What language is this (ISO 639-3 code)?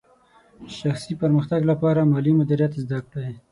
pus